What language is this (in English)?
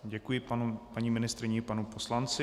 Czech